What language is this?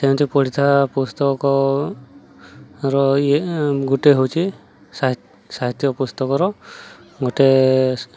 Odia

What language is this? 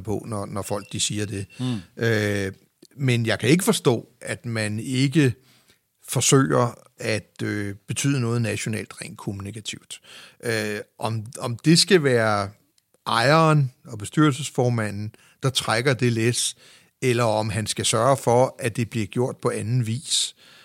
Danish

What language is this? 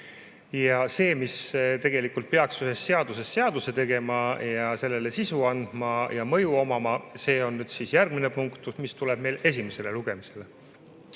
Estonian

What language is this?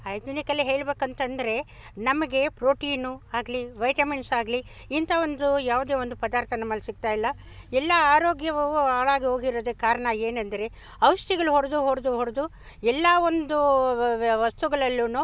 Kannada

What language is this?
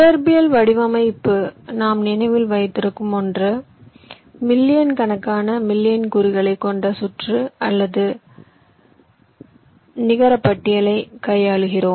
Tamil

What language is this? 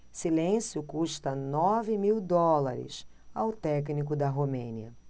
Portuguese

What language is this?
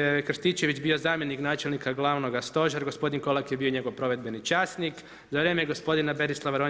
Croatian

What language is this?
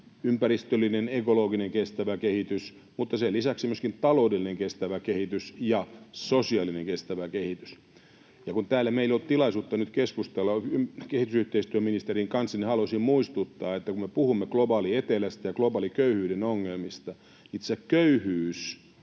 Finnish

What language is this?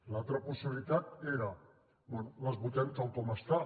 Catalan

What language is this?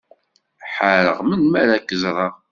Kabyle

